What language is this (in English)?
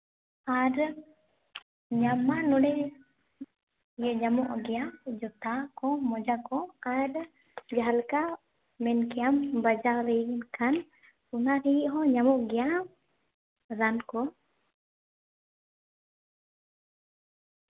Santali